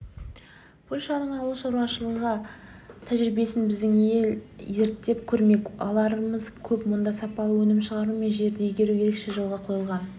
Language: Kazakh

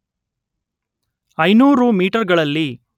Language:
Kannada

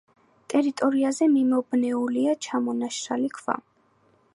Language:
Georgian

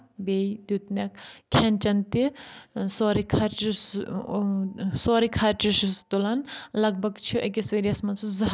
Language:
Kashmiri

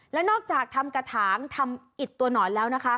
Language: Thai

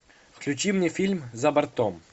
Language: Russian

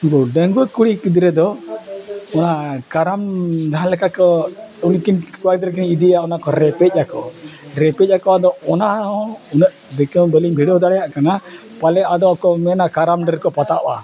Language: Santali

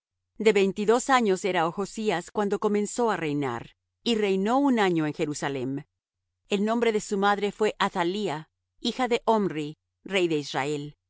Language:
Spanish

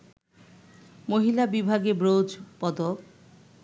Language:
Bangla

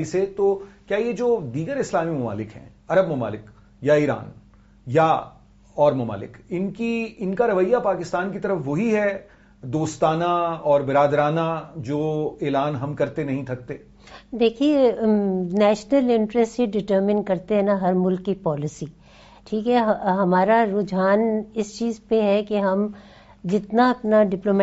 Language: Urdu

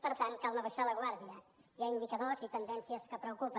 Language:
Catalan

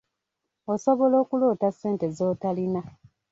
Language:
Ganda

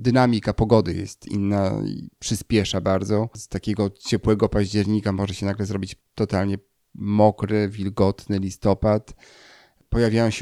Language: Polish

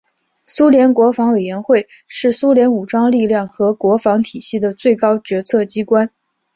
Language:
Chinese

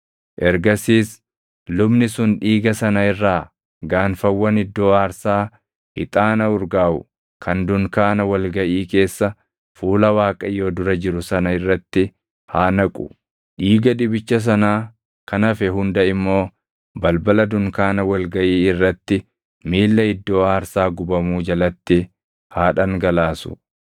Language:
Oromo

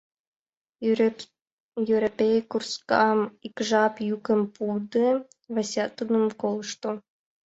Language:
Mari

